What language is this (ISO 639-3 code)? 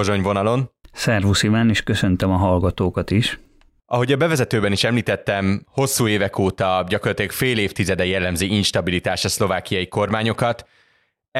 hun